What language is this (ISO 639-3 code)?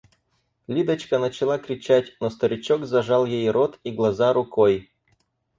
rus